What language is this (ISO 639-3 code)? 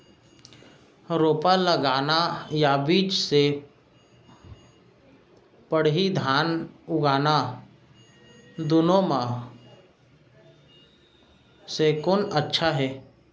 hne